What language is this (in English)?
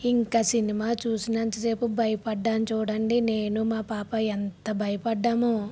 Telugu